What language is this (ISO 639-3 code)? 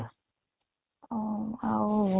ori